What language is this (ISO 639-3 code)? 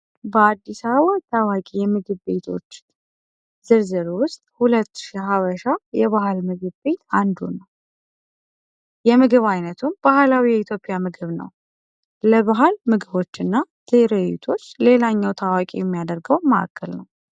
amh